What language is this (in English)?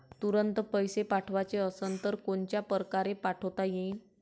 Marathi